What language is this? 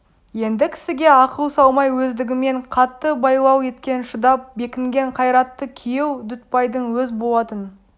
Kazakh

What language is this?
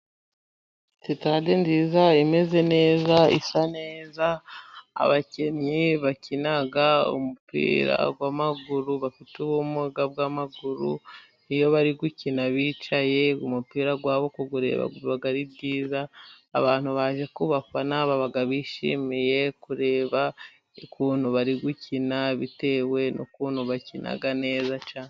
Kinyarwanda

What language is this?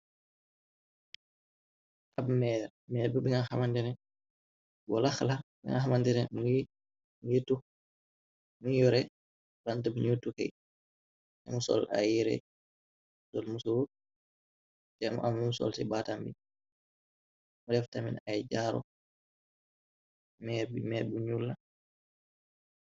Wolof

